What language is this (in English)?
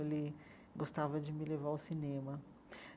Portuguese